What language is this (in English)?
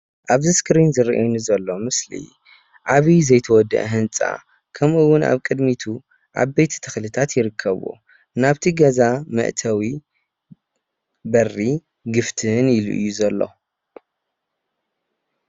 Tigrinya